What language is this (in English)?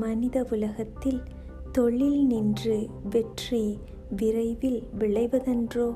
Tamil